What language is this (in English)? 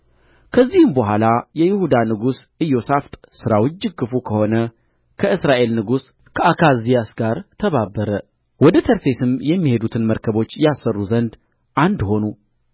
Amharic